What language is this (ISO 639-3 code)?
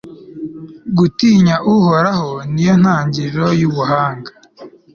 kin